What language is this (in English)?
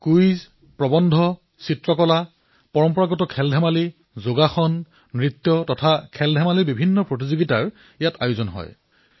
Assamese